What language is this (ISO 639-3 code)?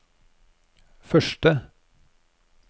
nor